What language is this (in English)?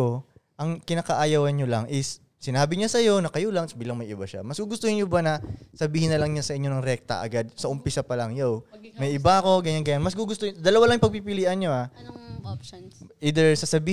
Filipino